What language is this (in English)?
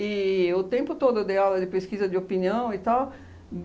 Portuguese